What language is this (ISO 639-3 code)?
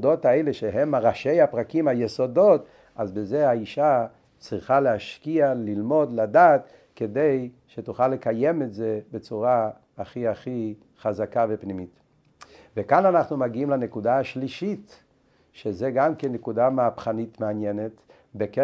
heb